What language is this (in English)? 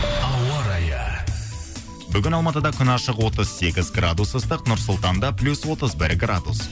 Kazakh